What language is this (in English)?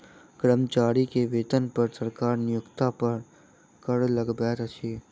Maithili